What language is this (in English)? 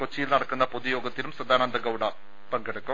Malayalam